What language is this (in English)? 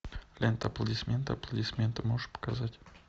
Russian